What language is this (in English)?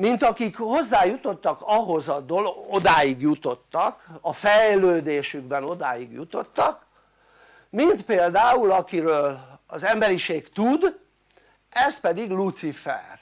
Hungarian